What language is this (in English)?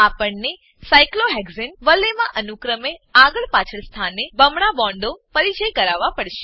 Gujarati